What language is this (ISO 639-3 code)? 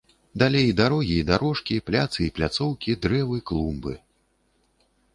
bel